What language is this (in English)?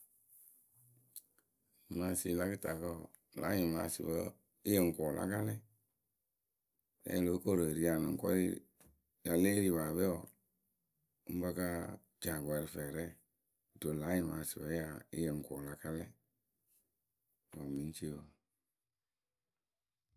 Akebu